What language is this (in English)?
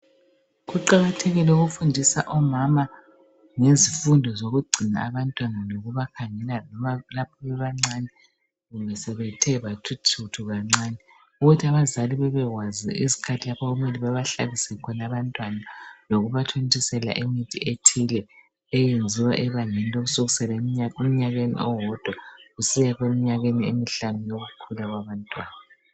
North Ndebele